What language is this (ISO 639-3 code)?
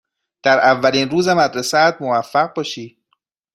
fas